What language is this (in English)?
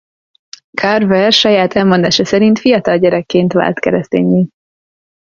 Hungarian